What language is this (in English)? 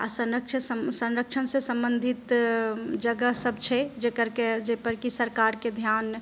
Maithili